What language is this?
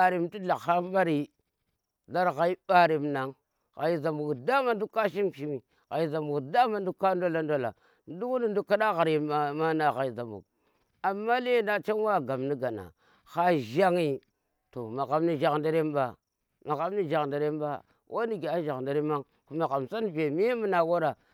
Tera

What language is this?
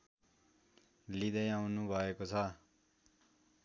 Nepali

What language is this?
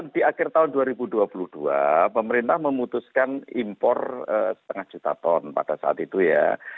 Indonesian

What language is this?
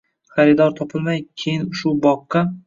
Uzbek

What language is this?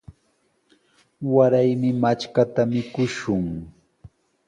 Sihuas Ancash Quechua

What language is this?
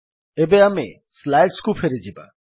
Odia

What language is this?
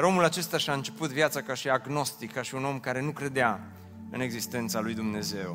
Romanian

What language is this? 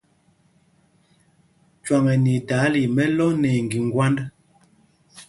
Mpumpong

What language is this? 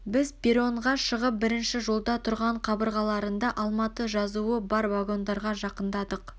Kazakh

